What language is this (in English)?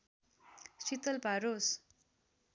Nepali